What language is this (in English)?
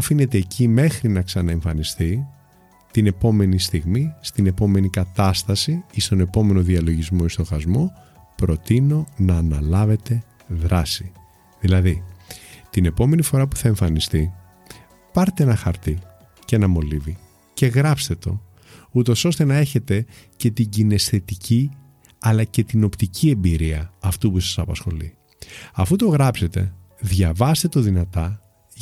Greek